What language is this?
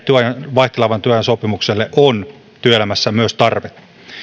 Finnish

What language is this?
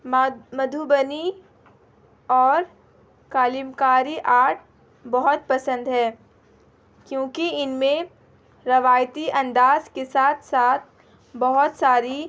Urdu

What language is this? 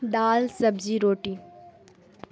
Urdu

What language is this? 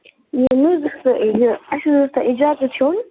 Kashmiri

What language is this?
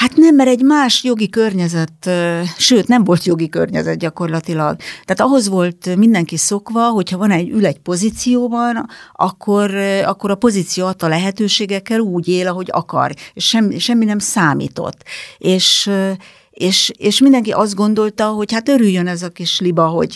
Hungarian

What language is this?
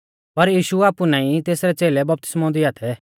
Mahasu Pahari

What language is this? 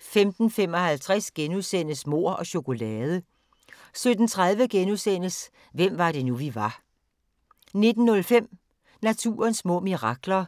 Danish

